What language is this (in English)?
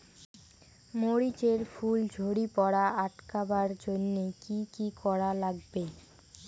Bangla